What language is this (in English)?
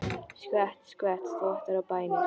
Icelandic